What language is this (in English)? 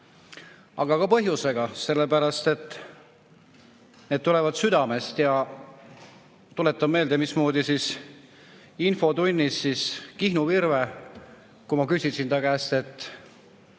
Estonian